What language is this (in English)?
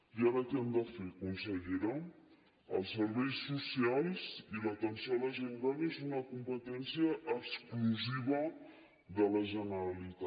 Catalan